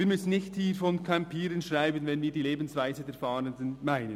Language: Swiss German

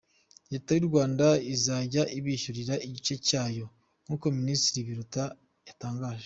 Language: Kinyarwanda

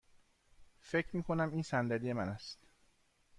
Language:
Persian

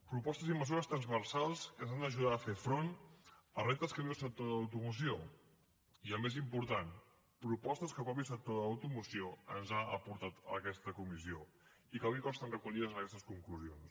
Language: Catalan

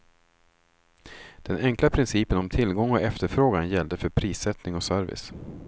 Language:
Swedish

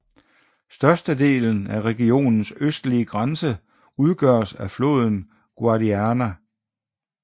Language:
Danish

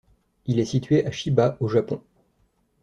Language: French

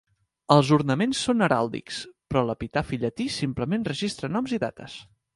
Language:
Catalan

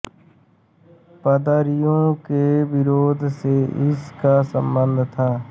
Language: Hindi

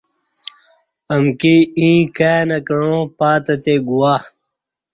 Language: Kati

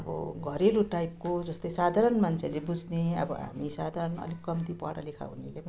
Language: Nepali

